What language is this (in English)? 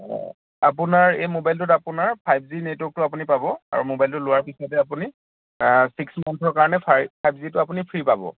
Assamese